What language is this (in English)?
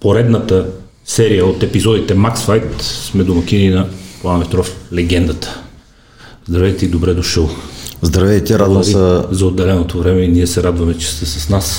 Bulgarian